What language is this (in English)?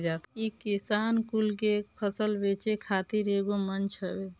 Bhojpuri